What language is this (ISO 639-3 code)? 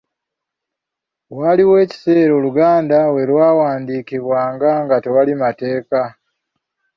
lug